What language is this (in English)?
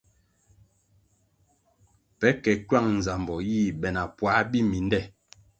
Kwasio